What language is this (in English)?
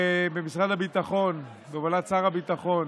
Hebrew